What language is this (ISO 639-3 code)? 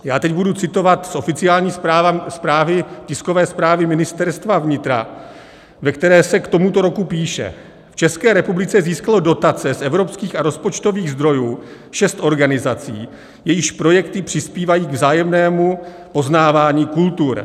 ces